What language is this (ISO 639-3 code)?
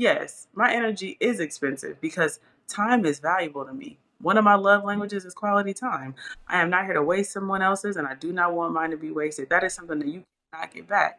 eng